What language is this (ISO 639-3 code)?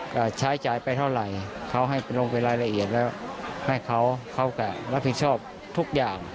tha